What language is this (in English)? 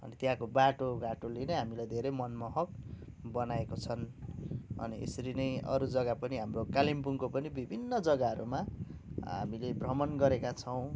Nepali